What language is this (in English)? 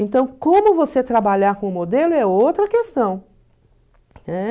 Portuguese